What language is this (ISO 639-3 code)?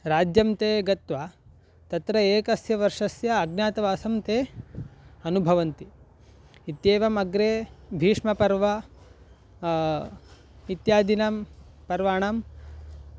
san